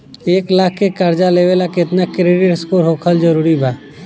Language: Bhojpuri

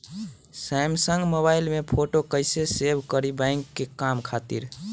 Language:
Bhojpuri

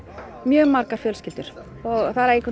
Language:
Icelandic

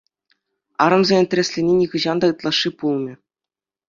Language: Chuvash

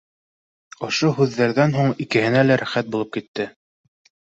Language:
Bashkir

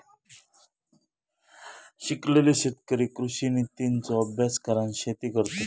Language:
Marathi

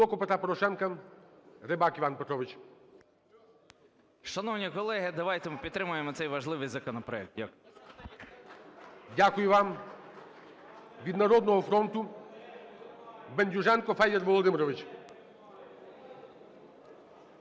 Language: Ukrainian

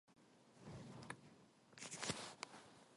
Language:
Korean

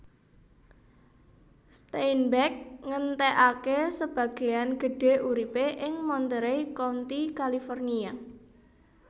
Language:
Javanese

